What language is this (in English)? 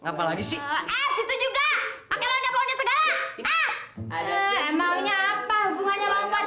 Indonesian